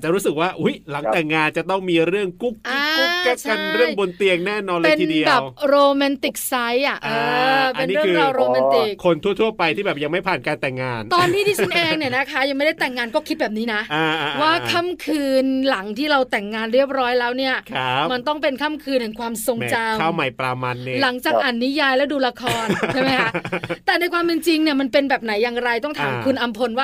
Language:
Thai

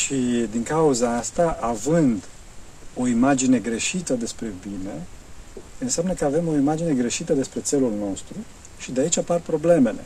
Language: Romanian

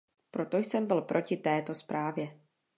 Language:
Czech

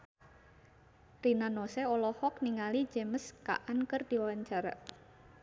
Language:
Sundanese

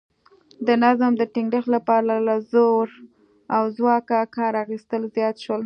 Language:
Pashto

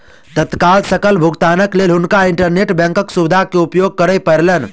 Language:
Maithili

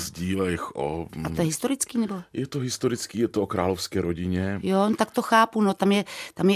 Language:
Czech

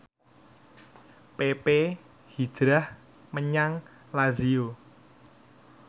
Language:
Javanese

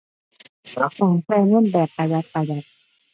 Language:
Thai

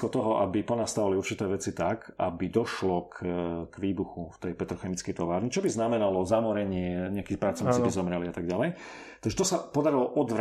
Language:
Slovak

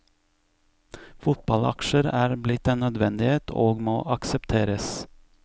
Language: Norwegian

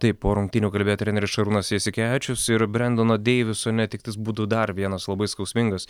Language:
Lithuanian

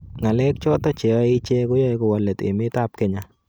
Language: Kalenjin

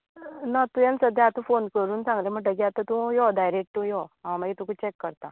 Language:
Konkani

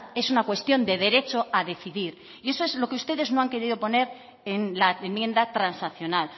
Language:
Spanish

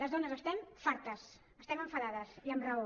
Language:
Catalan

